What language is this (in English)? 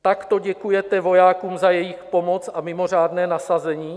Czech